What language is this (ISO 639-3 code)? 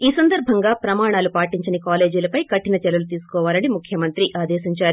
tel